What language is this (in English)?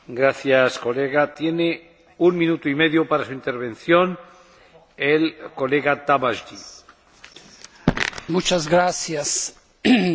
Hungarian